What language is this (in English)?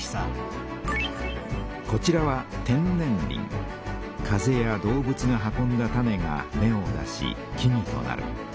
Japanese